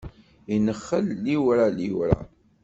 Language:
Kabyle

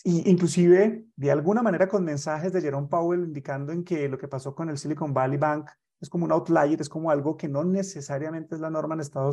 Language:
Spanish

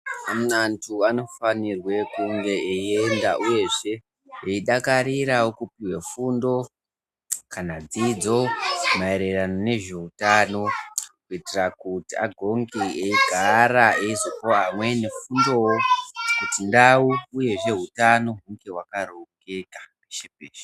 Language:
Ndau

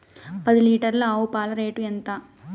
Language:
Telugu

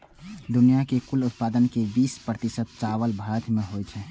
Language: Maithili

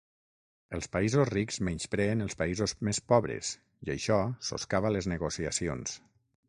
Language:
Catalan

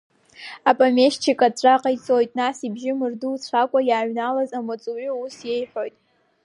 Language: Abkhazian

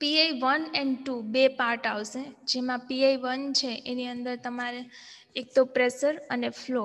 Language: Gujarati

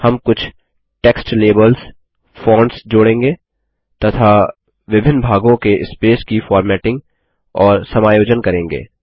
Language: Hindi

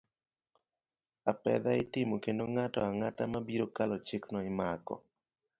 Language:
Luo (Kenya and Tanzania)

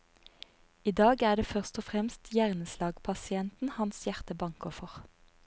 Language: Norwegian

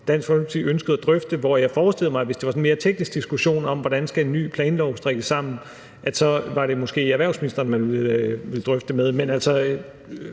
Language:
Danish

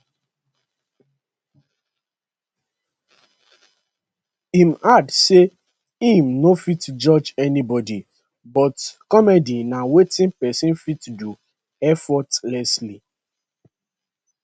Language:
Nigerian Pidgin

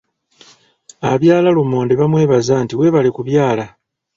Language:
Ganda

